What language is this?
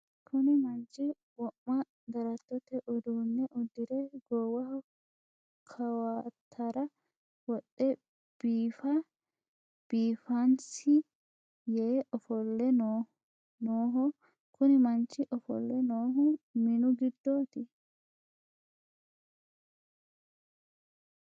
Sidamo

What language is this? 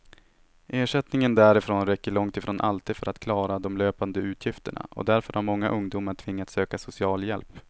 Swedish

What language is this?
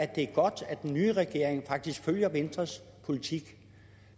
Danish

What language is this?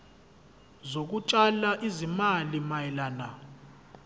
Zulu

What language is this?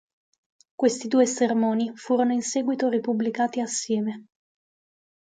Italian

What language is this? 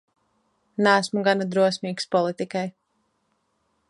Latvian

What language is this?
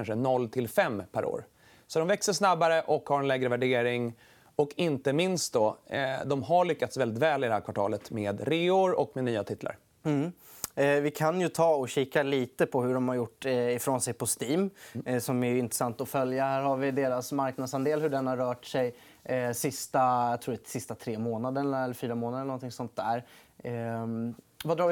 Swedish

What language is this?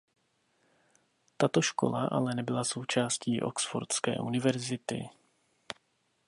Czech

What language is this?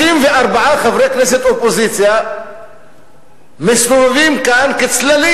Hebrew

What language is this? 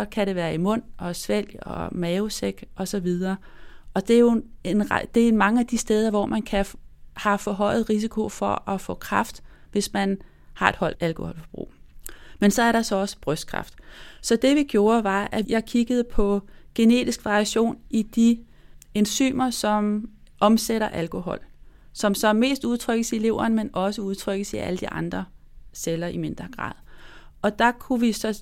Danish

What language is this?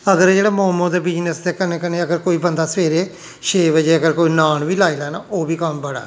Dogri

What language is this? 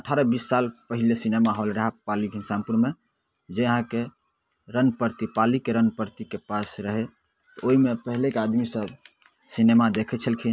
Maithili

